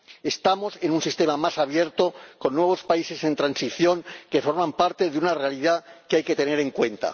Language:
Spanish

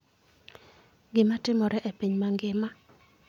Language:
Luo (Kenya and Tanzania)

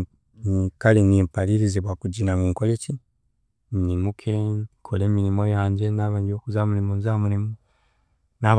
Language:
Chiga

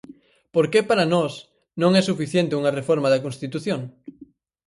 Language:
Galician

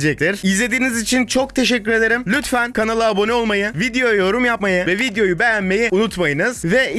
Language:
Turkish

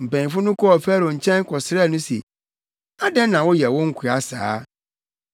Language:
Akan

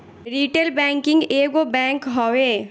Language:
Bhojpuri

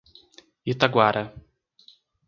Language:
Portuguese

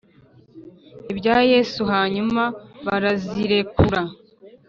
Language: Kinyarwanda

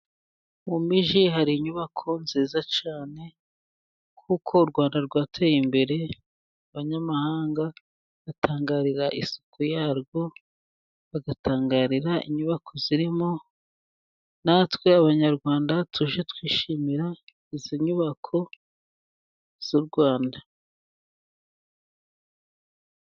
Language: Kinyarwanda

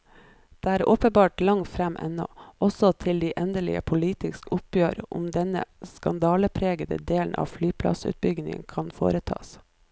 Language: Norwegian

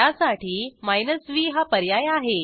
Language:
Marathi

